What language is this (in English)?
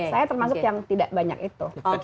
Indonesian